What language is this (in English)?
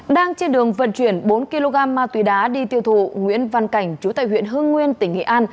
Vietnamese